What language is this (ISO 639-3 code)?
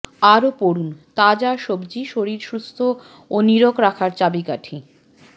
ben